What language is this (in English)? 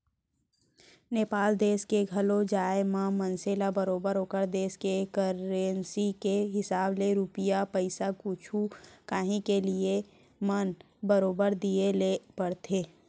Chhattisgarhi